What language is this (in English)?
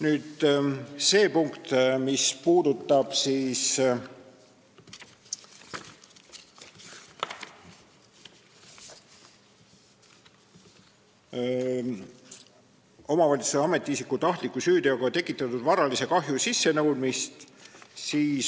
Estonian